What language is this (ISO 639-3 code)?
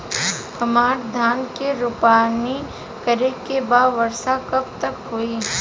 bho